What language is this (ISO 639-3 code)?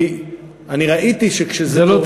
heb